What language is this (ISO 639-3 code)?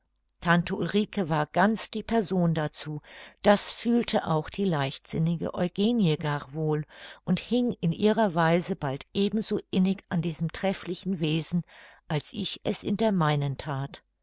deu